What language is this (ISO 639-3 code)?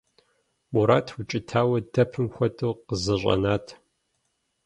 kbd